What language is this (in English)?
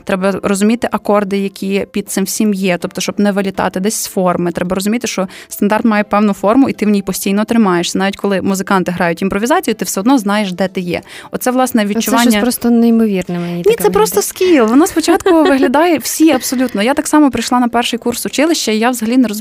Ukrainian